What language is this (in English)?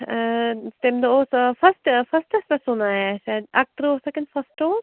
Kashmiri